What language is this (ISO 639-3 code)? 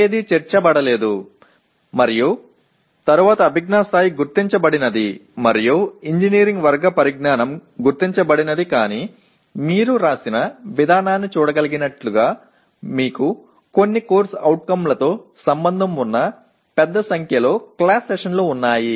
tel